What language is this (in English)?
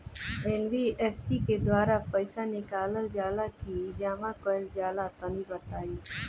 Bhojpuri